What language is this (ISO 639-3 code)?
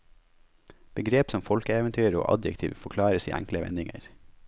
nor